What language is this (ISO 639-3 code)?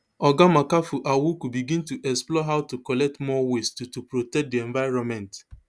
pcm